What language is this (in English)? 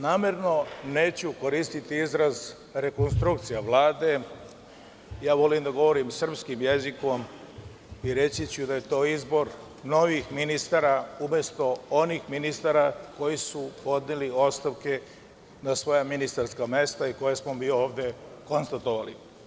Serbian